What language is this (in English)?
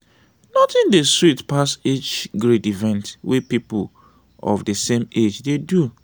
Nigerian Pidgin